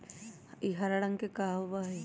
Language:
Magahi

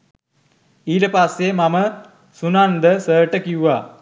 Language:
Sinhala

